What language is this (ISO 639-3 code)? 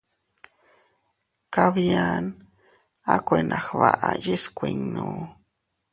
cut